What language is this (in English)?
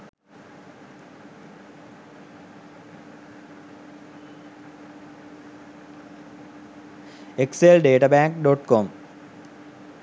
Sinhala